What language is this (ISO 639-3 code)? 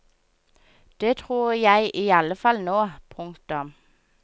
nor